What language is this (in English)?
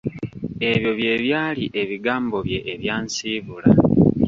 Ganda